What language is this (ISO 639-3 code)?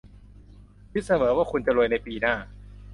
tha